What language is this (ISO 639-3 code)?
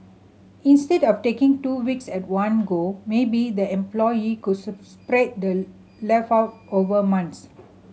eng